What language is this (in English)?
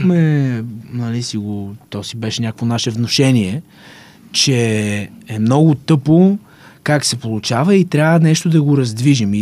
Bulgarian